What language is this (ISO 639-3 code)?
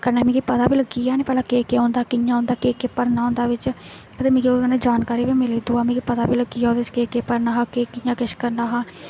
doi